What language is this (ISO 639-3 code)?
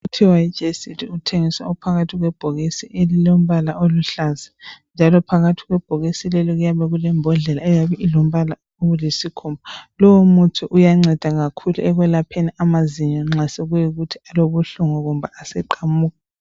nde